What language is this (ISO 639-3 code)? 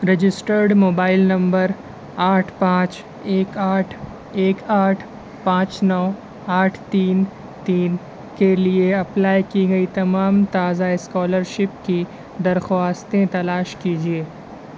urd